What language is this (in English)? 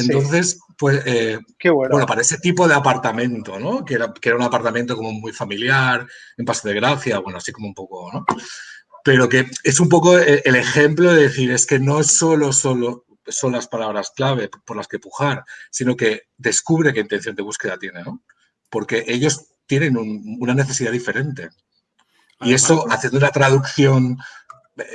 Spanish